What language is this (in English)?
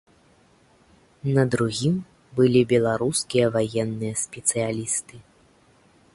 Belarusian